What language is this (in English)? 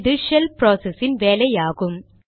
Tamil